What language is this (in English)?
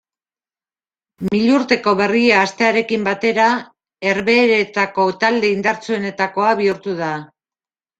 Basque